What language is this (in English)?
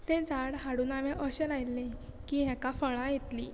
Konkani